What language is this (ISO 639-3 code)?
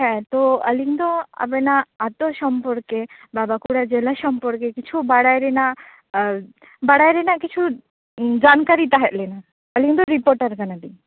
sat